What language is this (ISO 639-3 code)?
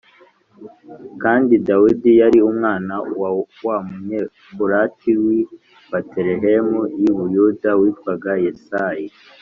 kin